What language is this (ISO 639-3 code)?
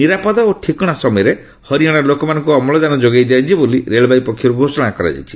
ori